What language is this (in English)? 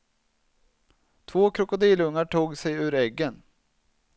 Swedish